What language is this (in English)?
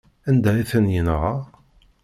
Kabyle